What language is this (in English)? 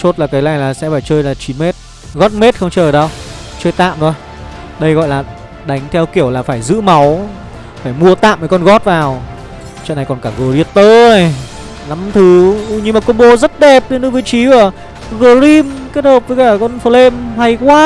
Vietnamese